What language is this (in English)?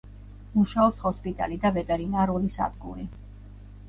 Georgian